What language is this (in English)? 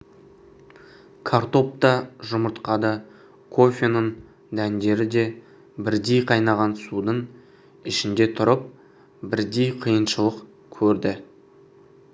Kazakh